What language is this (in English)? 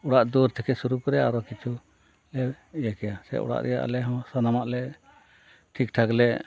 Santali